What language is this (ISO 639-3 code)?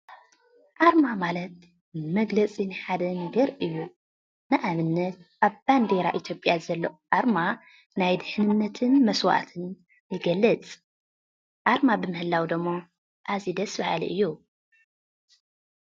tir